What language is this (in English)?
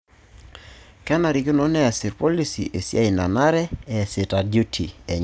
Masai